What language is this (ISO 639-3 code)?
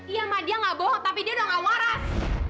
ind